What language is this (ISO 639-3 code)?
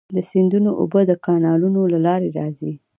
pus